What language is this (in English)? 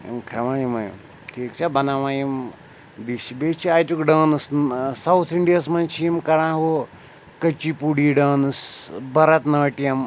Kashmiri